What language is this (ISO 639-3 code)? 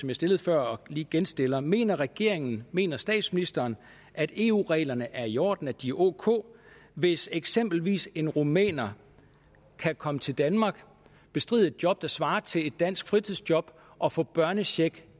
dan